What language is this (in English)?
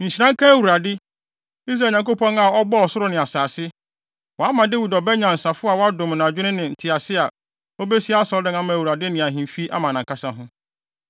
Akan